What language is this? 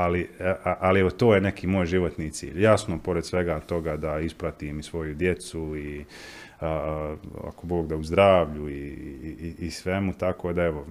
Croatian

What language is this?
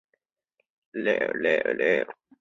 Chinese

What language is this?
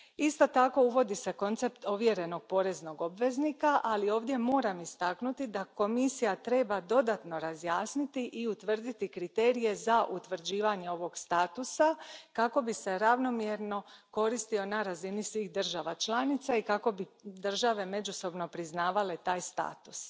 Croatian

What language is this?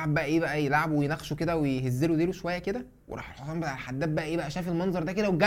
Arabic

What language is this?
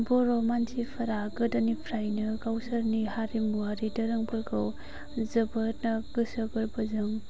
Bodo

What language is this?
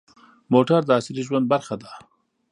Pashto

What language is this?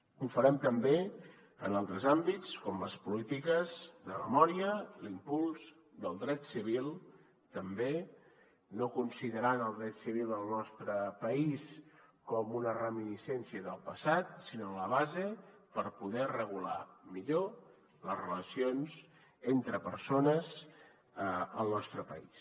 Catalan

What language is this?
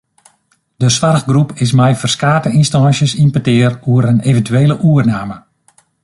Western Frisian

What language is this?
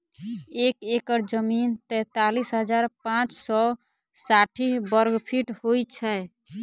Maithili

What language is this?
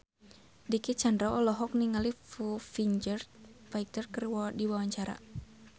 Sundanese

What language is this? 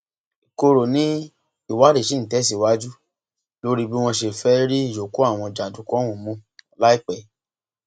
Yoruba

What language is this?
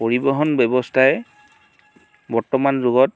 Assamese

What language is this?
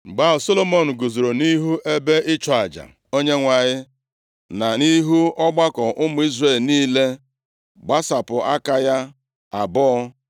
Igbo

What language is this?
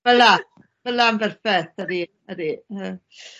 Welsh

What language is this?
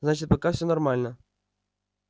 Russian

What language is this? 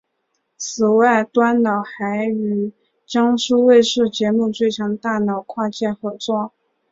Chinese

